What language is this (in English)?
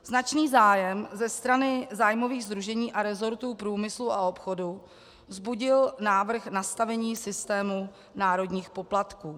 Czech